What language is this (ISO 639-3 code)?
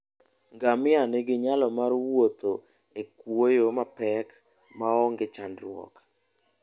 luo